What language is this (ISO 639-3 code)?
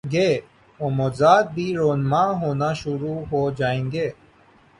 urd